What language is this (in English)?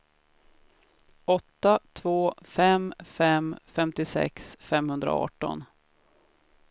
Swedish